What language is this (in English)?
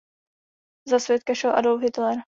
Czech